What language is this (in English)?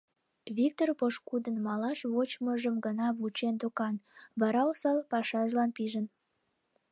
Mari